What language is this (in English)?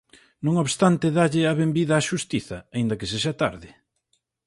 Galician